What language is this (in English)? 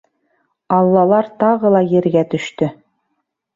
Bashkir